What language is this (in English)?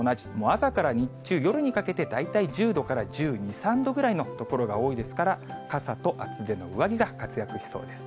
Japanese